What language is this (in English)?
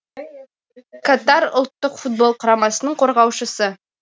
Kazakh